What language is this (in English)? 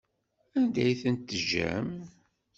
Kabyle